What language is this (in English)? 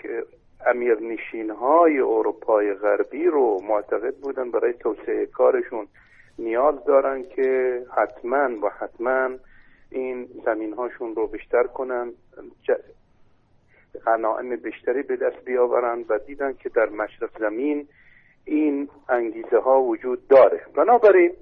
Persian